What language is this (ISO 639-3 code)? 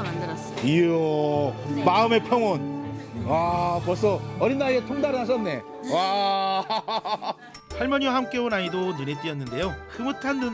kor